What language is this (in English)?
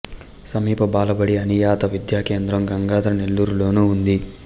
Telugu